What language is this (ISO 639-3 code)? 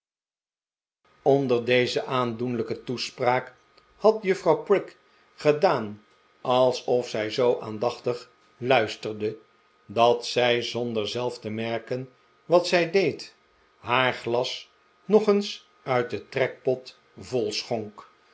nld